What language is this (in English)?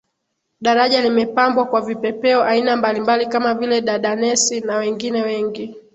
Swahili